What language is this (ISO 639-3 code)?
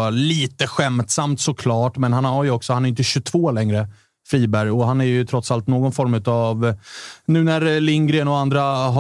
swe